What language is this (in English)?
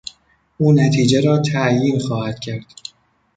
Persian